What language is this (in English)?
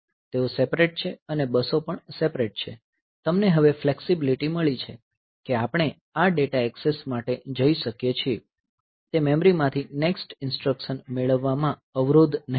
Gujarati